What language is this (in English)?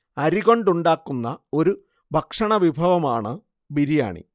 Malayalam